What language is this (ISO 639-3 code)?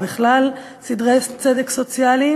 heb